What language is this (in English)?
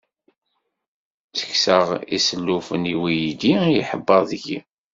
Kabyle